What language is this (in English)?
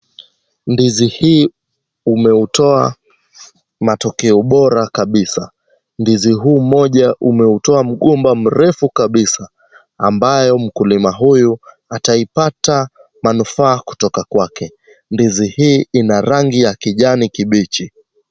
Swahili